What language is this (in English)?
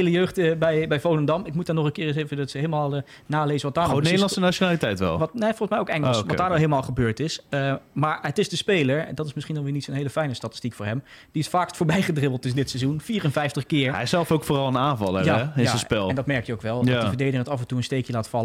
Dutch